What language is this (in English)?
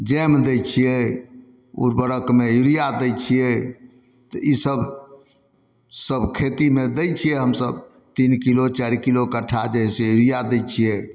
Maithili